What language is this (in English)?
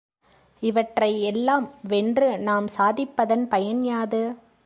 Tamil